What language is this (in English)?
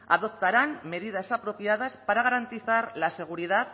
Spanish